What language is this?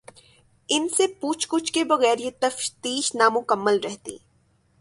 Urdu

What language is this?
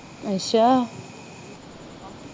Punjabi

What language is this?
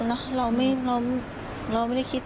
Thai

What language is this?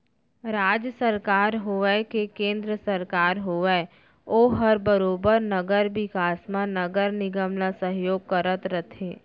Chhattisgarhi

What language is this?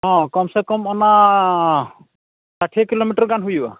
Santali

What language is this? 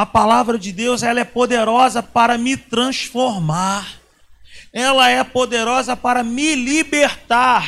Portuguese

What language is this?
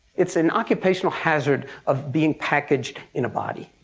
English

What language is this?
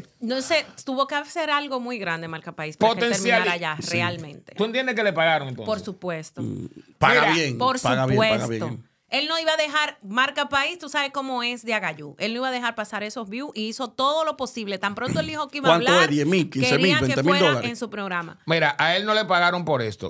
Spanish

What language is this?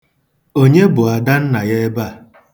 Igbo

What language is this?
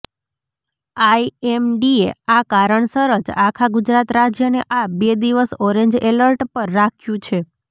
Gujarati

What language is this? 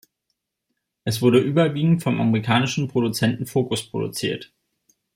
German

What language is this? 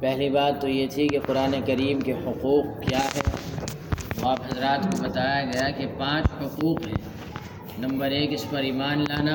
Urdu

